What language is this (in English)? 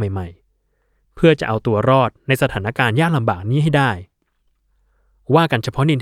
Thai